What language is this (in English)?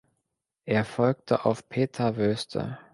German